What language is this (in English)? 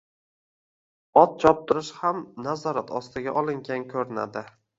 Uzbek